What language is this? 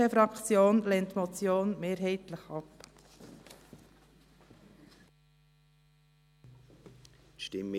Swiss German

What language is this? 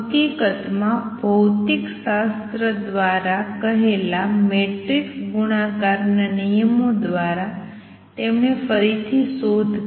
Gujarati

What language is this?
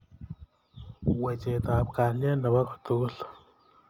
Kalenjin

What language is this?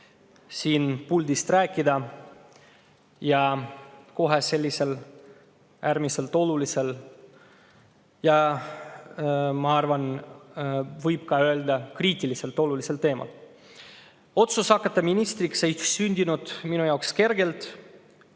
Estonian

